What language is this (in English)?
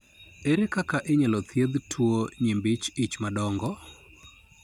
Luo (Kenya and Tanzania)